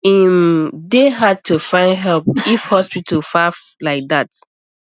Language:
Nigerian Pidgin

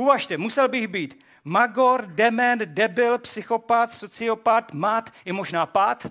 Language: Czech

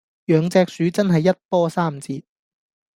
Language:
Cantonese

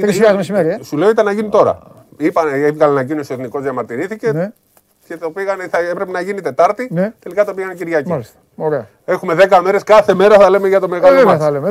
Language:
Greek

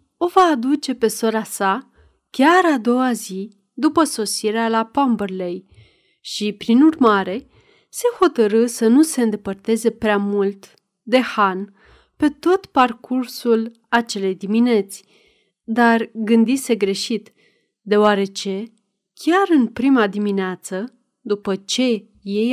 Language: Romanian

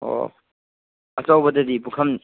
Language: Manipuri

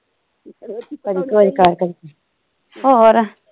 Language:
Punjabi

